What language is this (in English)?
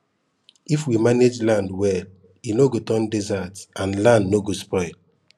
Nigerian Pidgin